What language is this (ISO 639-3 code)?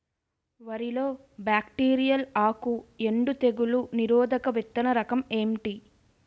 tel